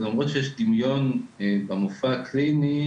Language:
Hebrew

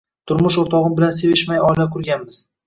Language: Uzbek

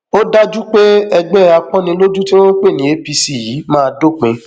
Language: Yoruba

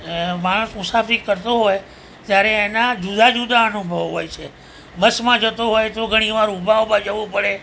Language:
Gujarati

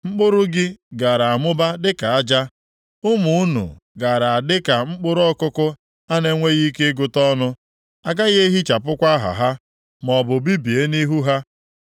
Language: Igbo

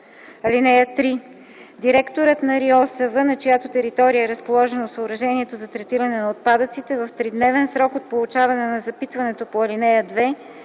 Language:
Bulgarian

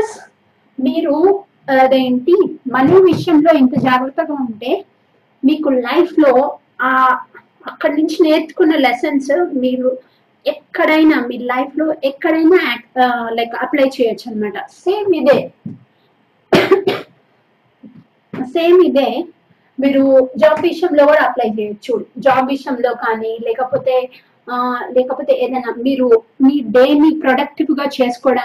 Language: Telugu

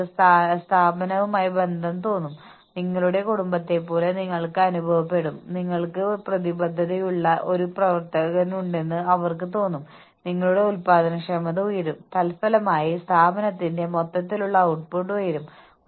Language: Malayalam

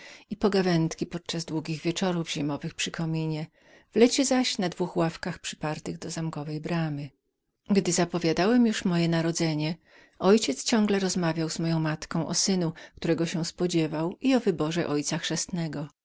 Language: Polish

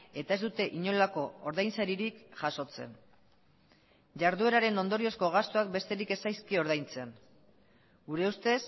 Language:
Basque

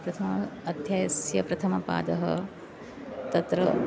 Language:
Sanskrit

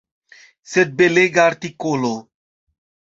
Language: Esperanto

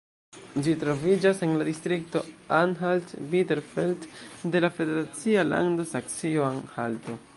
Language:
Esperanto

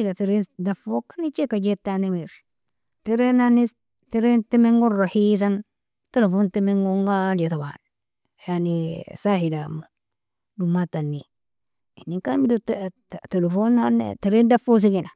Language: Nobiin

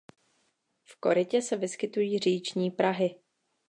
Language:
Czech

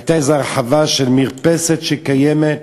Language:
Hebrew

